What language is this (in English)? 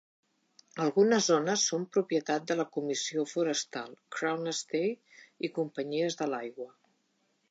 Catalan